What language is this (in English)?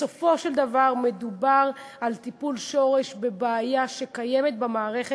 Hebrew